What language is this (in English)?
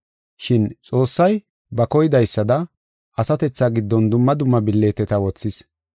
Gofa